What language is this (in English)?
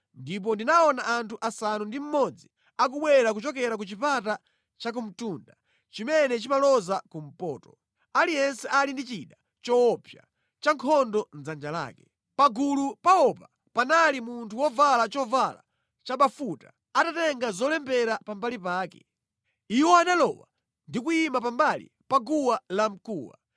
Nyanja